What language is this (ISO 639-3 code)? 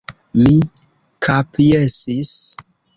epo